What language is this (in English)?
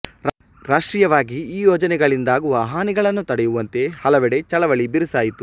Kannada